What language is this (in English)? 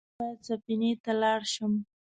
Pashto